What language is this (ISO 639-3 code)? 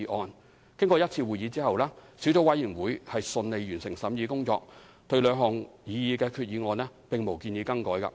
yue